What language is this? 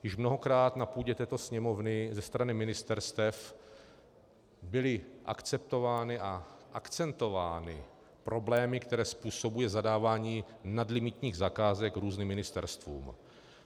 Czech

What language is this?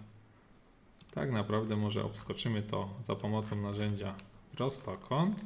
Polish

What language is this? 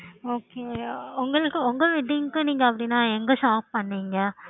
Tamil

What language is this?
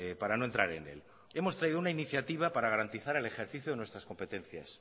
Spanish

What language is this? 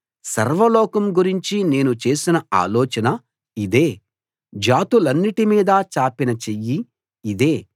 Telugu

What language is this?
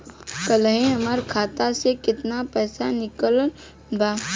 Bhojpuri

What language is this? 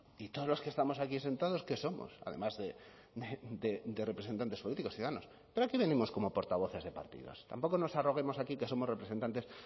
Spanish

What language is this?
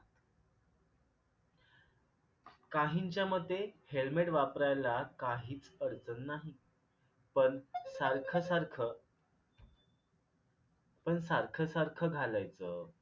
Marathi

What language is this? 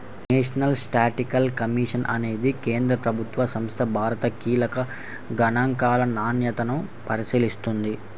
Telugu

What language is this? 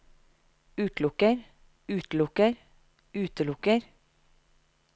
Norwegian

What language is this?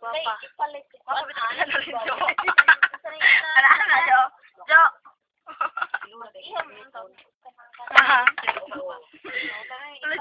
Indonesian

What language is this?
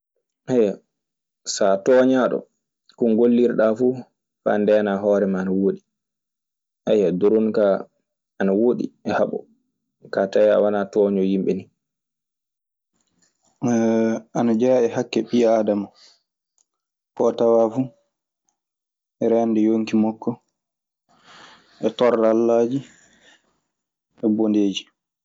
Maasina Fulfulde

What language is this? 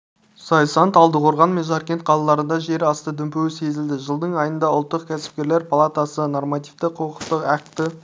Kazakh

